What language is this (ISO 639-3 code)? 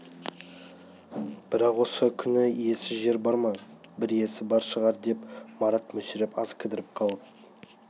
kaz